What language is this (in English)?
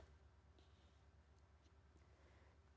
Indonesian